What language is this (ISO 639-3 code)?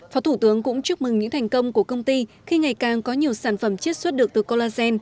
vie